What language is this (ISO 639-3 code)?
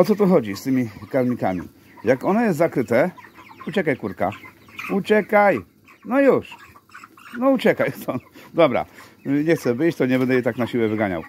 pol